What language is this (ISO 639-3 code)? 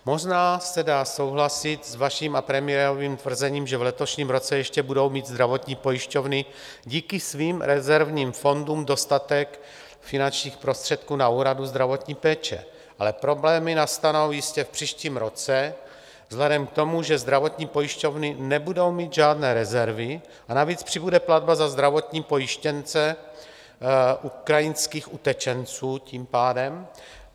ces